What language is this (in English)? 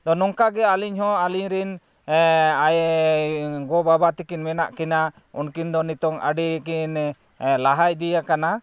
Santali